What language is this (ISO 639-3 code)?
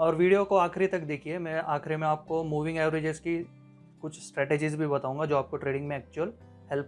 hin